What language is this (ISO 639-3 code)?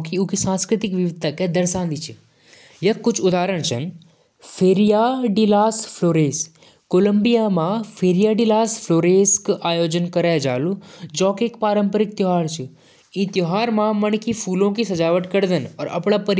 jns